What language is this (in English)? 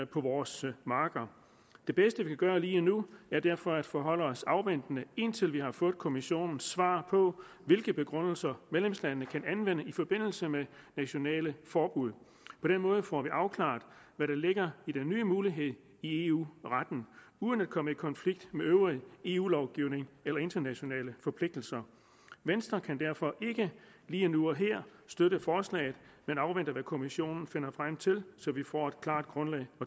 Danish